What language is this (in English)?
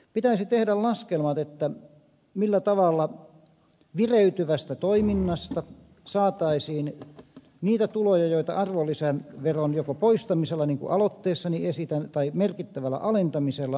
Finnish